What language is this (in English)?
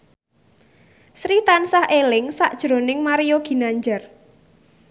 Javanese